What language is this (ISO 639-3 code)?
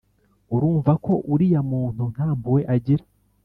kin